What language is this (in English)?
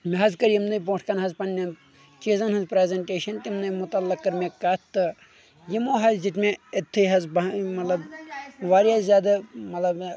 Kashmiri